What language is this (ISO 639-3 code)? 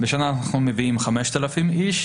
heb